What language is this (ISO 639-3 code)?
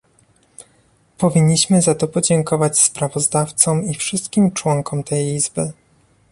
pol